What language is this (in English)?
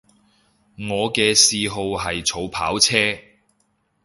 Cantonese